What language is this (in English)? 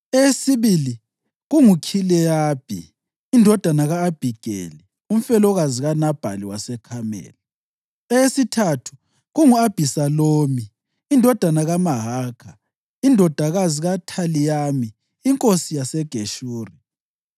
North Ndebele